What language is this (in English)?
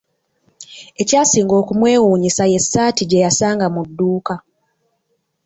Ganda